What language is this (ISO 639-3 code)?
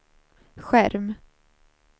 swe